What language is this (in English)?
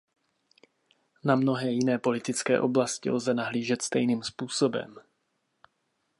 Czech